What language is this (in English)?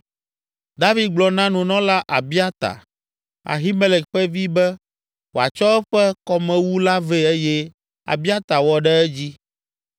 Ewe